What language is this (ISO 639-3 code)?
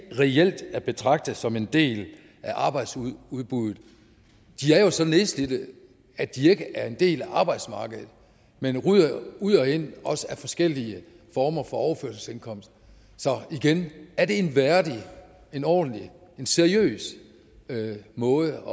dan